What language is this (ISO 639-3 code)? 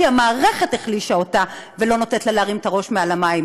heb